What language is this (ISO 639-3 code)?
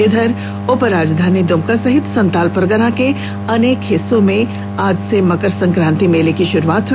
hin